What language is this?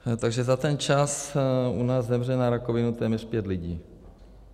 Czech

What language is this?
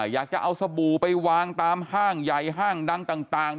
Thai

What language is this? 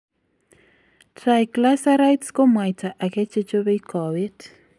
Kalenjin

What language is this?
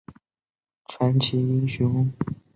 Chinese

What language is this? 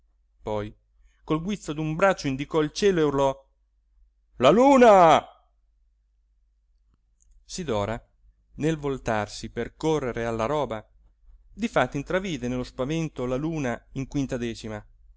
Italian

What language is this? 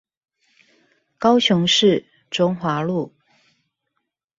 Chinese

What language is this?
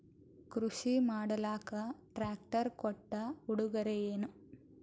Kannada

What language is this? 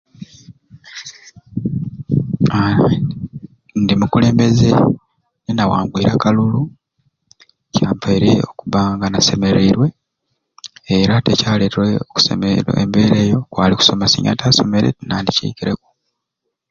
Ruuli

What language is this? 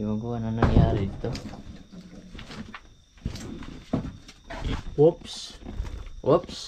Filipino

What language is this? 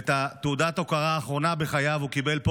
Hebrew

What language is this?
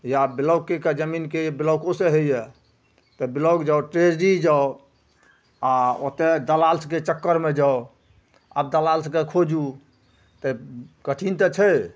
Maithili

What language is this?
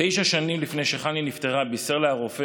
Hebrew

